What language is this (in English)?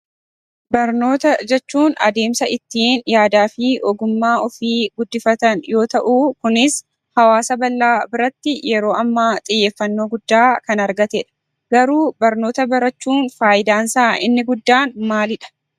Oromo